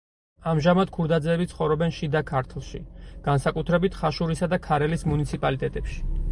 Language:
Georgian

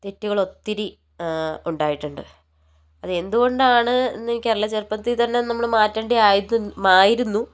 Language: Malayalam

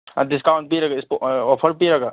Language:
Manipuri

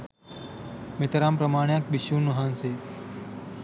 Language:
Sinhala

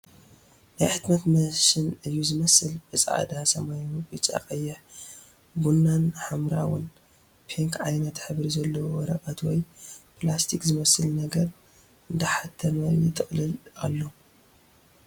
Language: Tigrinya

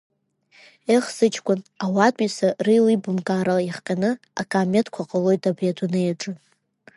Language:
Abkhazian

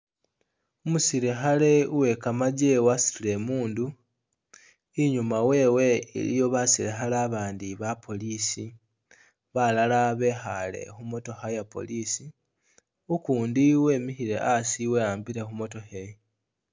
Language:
Masaaba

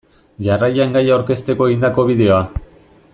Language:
Basque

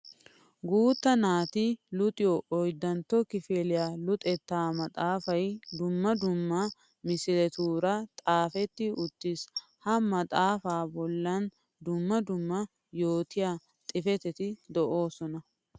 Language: Wolaytta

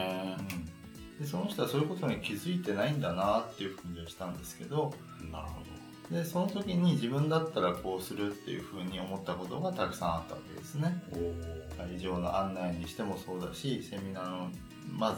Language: Japanese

